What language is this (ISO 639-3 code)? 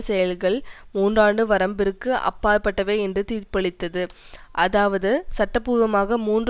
tam